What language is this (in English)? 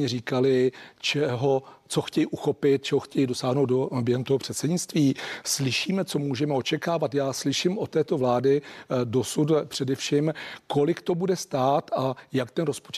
Czech